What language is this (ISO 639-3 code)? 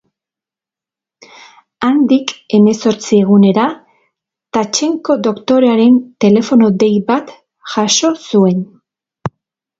eus